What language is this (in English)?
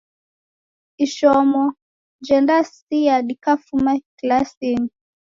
Taita